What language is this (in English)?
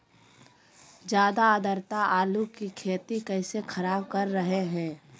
Magahi